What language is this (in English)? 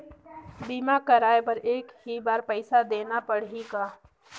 Chhattisgarhi